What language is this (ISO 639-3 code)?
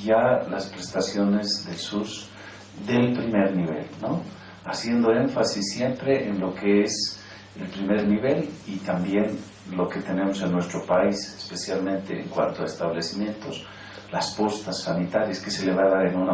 spa